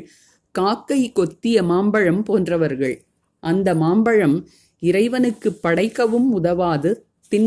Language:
Tamil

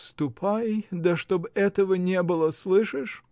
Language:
Russian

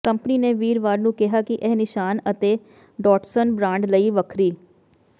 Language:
Punjabi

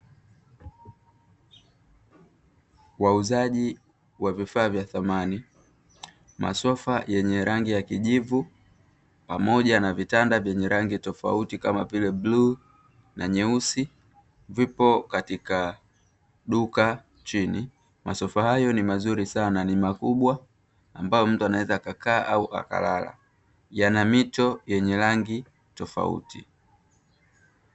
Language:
Swahili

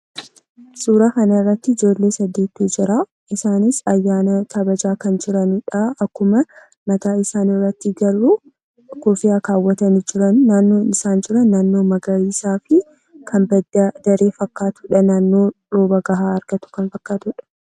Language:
Oromo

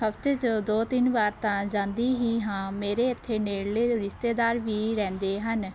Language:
Punjabi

